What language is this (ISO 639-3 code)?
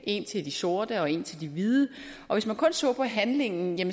dan